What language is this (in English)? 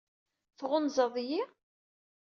Kabyle